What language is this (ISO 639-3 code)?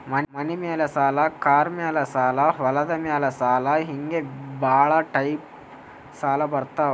kan